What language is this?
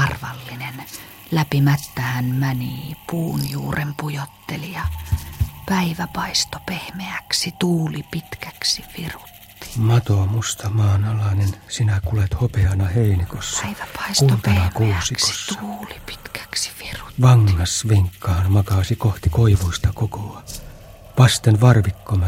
Finnish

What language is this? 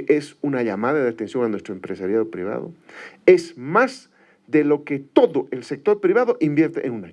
Spanish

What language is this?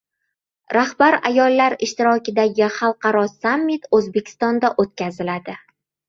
Uzbek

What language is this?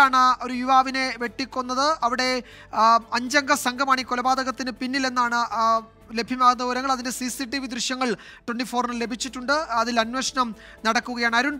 Russian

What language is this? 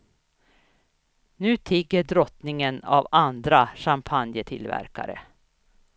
Swedish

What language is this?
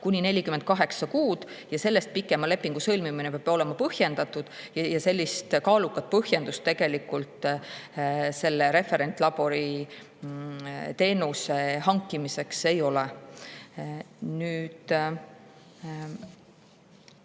Estonian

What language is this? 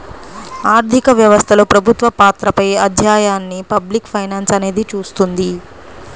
Telugu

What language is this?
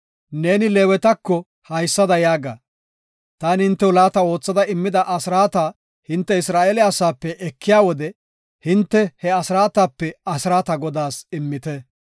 Gofa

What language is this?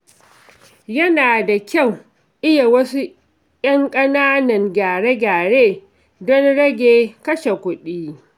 Hausa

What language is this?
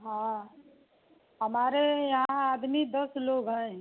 Hindi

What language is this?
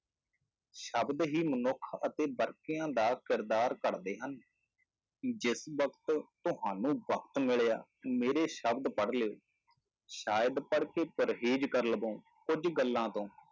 Punjabi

